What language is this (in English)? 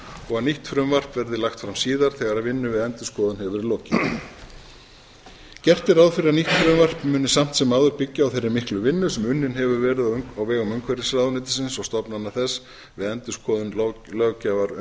Icelandic